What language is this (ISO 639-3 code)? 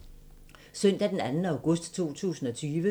dan